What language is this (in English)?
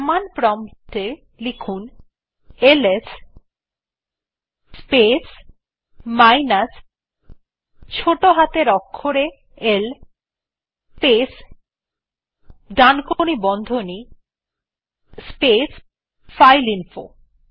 Bangla